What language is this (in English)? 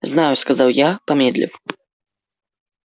Russian